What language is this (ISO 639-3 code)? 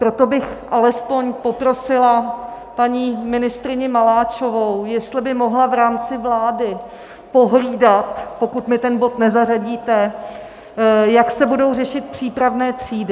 ces